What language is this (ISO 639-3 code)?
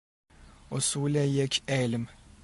fas